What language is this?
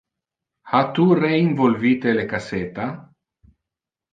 Interlingua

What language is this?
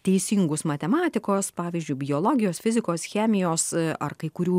Lithuanian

